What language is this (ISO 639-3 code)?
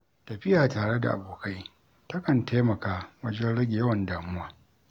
hau